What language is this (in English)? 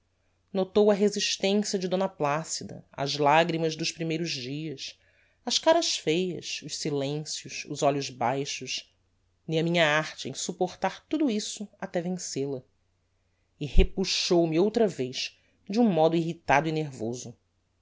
Portuguese